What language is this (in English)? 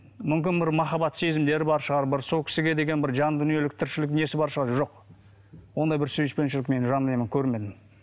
Kazakh